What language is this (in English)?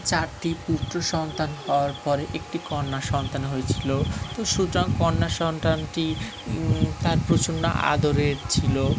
Bangla